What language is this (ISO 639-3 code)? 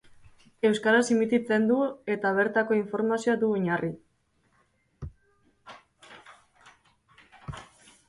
eus